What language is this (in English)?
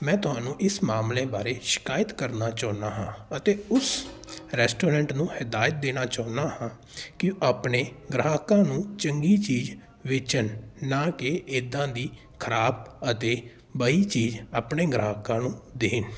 Punjabi